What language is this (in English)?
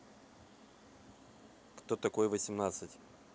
Russian